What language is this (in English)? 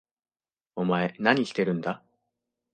Japanese